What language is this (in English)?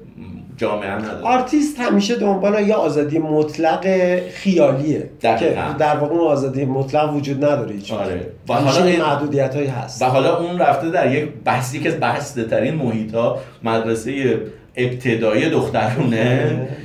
Persian